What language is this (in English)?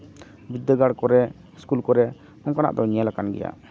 Santali